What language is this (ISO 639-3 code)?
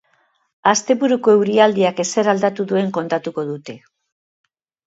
eus